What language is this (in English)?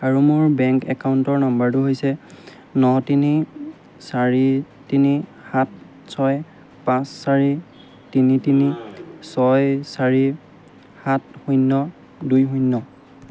Assamese